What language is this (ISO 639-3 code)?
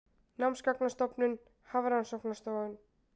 isl